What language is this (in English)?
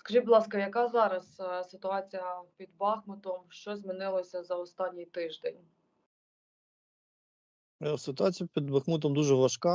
Ukrainian